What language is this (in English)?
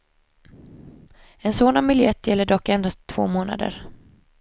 Swedish